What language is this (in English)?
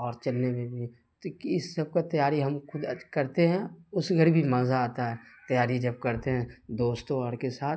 Urdu